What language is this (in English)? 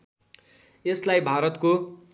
Nepali